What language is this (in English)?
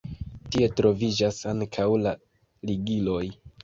Esperanto